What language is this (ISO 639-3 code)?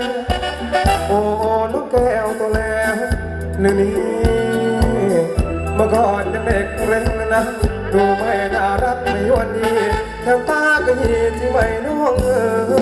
tha